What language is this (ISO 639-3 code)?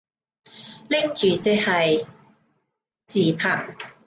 yue